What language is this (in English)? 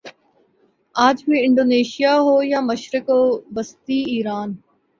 Urdu